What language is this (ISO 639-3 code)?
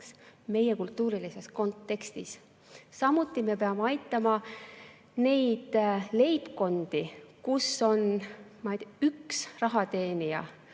est